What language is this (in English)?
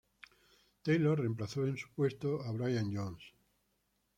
Spanish